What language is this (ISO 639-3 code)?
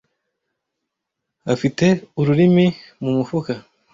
kin